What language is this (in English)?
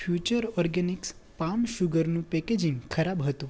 Gujarati